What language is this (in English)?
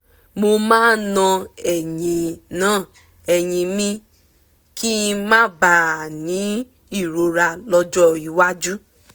Yoruba